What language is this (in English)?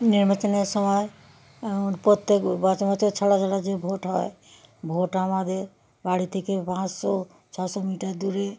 Bangla